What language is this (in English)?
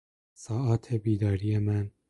Persian